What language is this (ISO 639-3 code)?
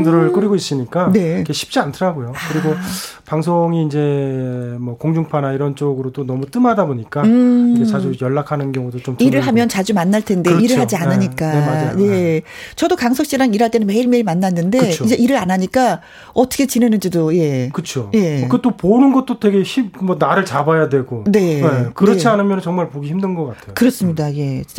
kor